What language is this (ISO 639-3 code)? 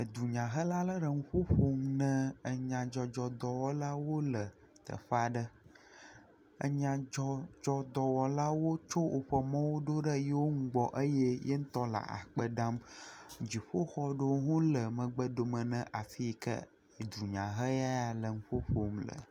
ewe